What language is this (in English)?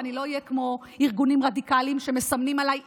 Hebrew